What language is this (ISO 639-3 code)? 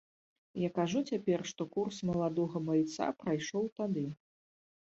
bel